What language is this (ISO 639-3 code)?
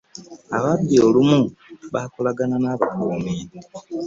lug